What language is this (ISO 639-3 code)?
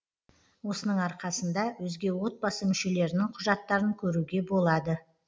kaz